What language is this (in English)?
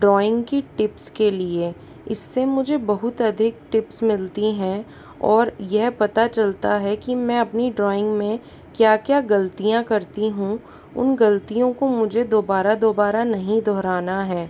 Hindi